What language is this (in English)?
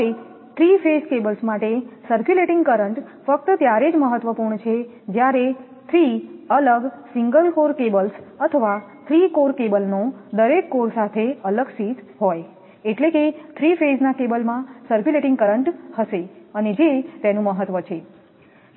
Gujarati